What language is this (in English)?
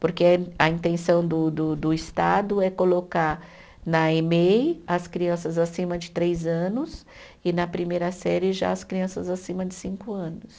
Portuguese